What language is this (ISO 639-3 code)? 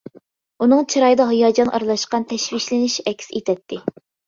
uig